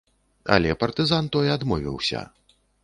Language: Belarusian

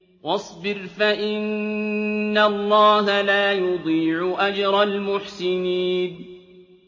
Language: Arabic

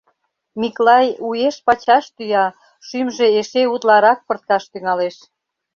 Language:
Mari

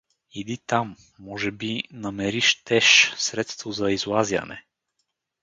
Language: Bulgarian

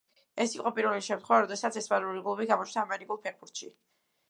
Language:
Georgian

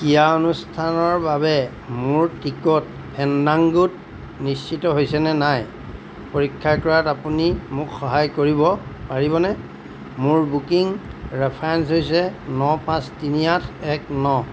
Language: Assamese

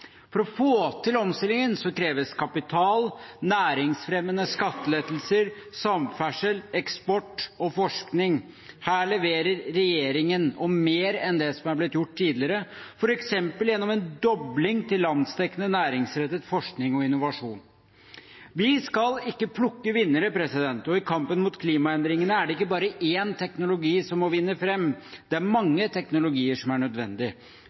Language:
Norwegian Bokmål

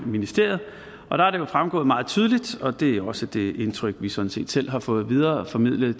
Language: Danish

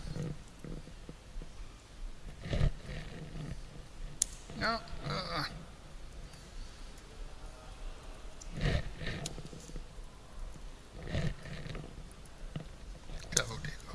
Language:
Italian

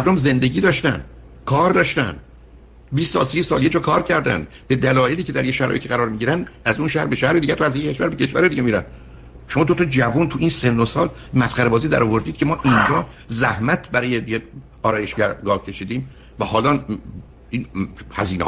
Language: Persian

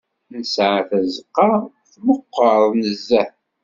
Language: Kabyle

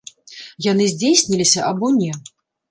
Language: Belarusian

